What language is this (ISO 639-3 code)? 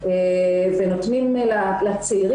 heb